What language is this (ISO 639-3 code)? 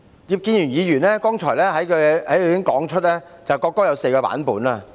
yue